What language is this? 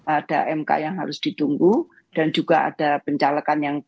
Indonesian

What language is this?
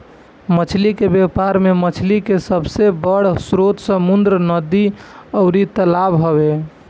Bhojpuri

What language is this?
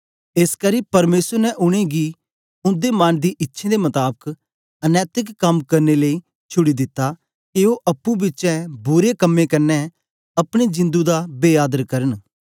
Dogri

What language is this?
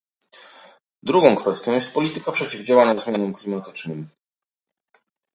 Polish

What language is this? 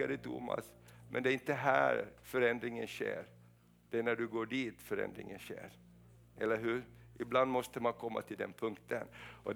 Swedish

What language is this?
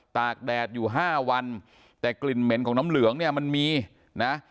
Thai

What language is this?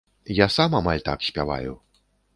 Belarusian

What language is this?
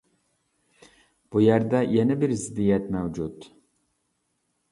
Uyghur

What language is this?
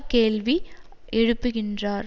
Tamil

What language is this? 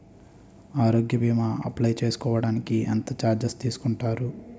Telugu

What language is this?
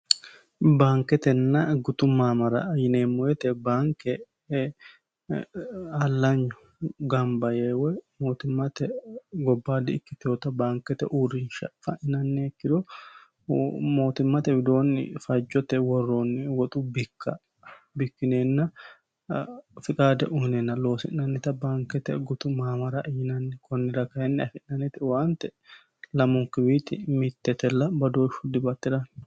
Sidamo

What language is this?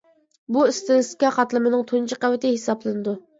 Uyghur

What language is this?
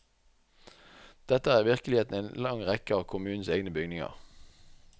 Norwegian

